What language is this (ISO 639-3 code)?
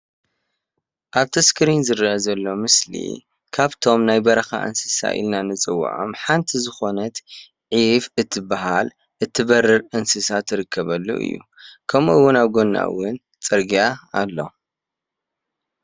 tir